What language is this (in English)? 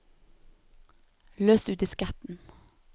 Norwegian